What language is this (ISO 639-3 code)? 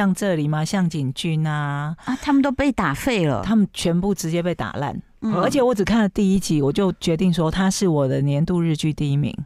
zho